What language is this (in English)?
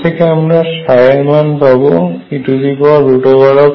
Bangla